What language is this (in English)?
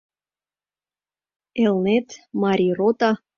Mari